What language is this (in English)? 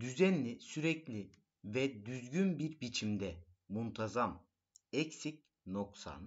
Turkish